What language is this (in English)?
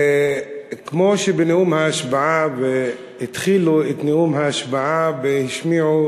Hebrew